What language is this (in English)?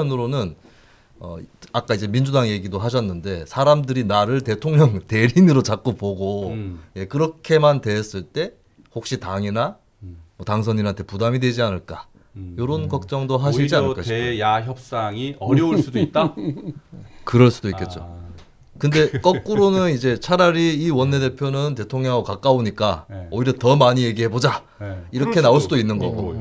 Korean